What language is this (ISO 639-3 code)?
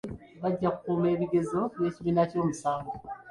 lug